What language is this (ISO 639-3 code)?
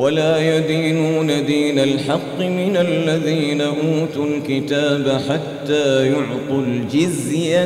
ara